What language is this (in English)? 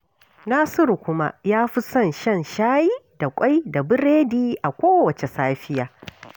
Hausa